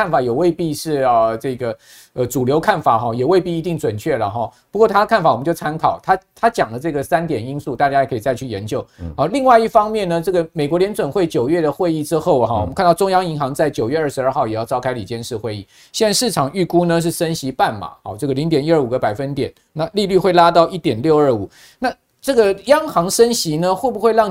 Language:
Chinese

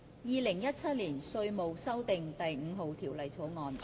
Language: Cantonese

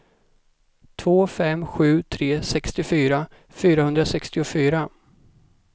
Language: Swedish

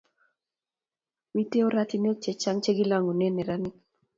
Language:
Kalenjin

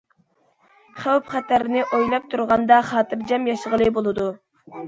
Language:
Uyghur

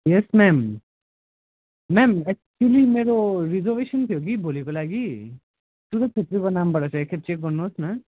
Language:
Nepali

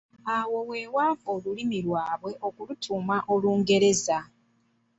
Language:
Ganda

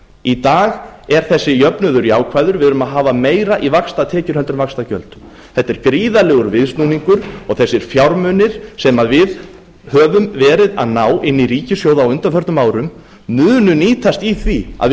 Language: Icelandic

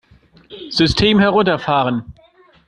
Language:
German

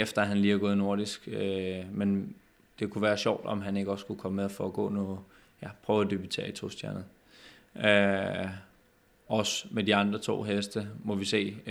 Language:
Danish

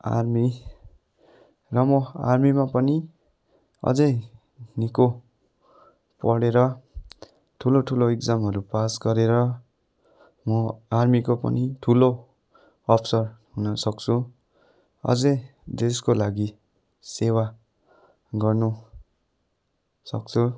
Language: Nepali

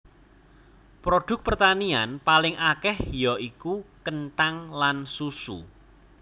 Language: Javanese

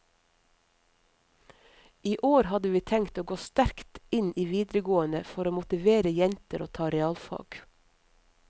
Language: Norwegian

